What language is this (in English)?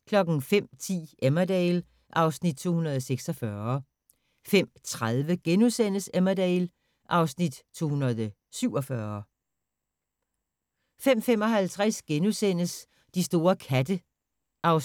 Danish